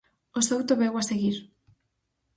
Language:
Galician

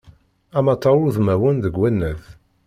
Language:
Kabyle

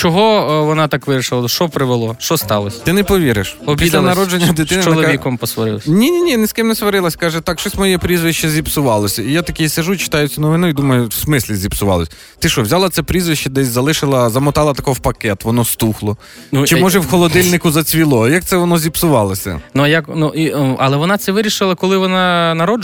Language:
Ukrainian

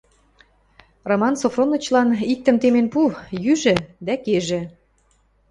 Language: Western Mari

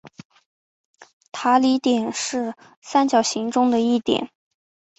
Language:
Chinese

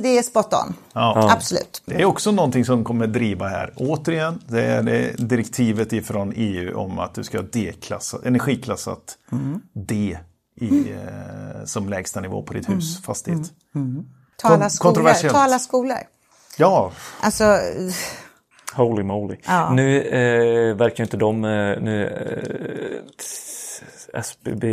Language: Swedish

